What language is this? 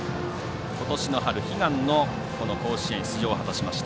Japanese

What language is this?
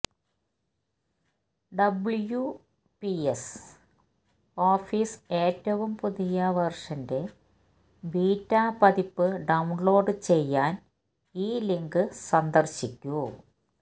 Malayalam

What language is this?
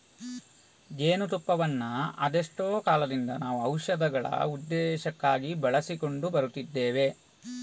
Kannada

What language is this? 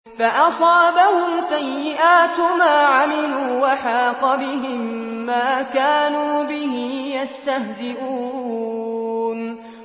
Arabic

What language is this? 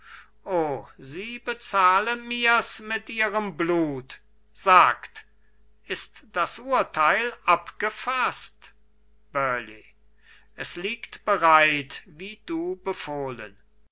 German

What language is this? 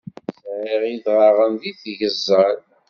Kabyle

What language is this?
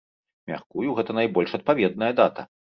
Belarusian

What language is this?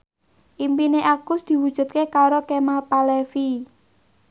Javanese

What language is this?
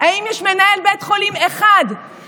Hebrew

